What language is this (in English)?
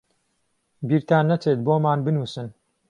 Central Kurdish